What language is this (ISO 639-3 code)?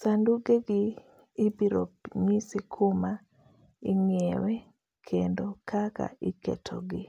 luo